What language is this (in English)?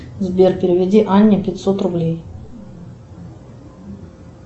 Russian